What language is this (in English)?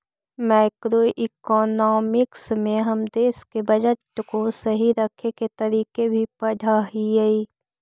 Magahi